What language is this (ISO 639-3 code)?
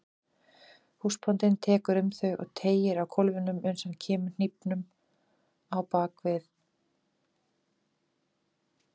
isl